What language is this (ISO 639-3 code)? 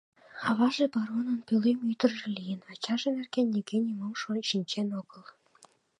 chm